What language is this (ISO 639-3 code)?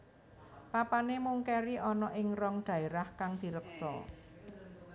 jav